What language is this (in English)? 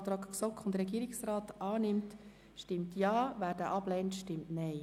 Swiss German